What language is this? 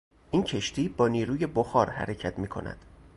Persian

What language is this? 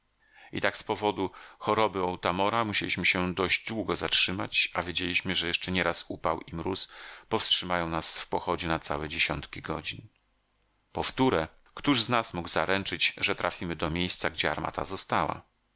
Polish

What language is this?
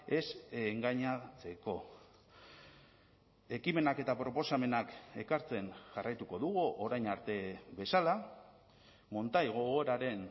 Basque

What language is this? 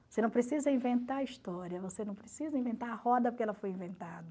Portuguese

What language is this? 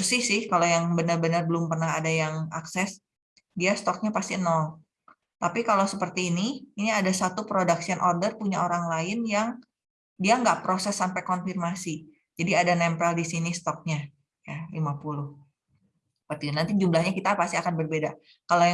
Indonesian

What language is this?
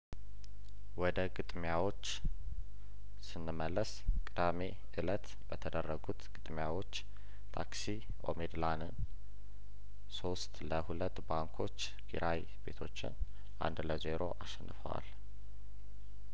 Amharic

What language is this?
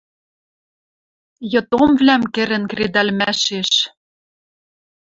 Western Mari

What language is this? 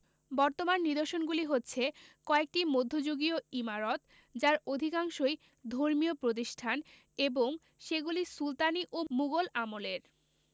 Bangla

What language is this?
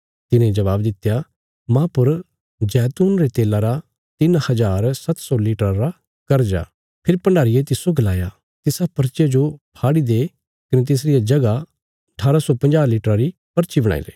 Bilaspuri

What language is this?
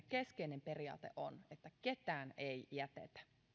Finnish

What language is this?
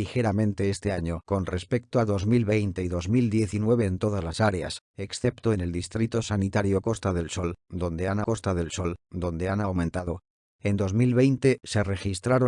Spanish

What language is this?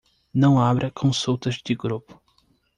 Portuguese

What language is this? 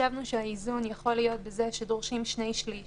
Hebrew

